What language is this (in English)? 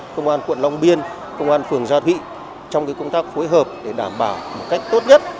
Vietnamese